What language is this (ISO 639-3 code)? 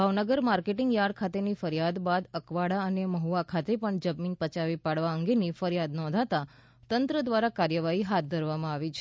guj